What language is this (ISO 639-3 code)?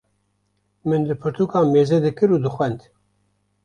kur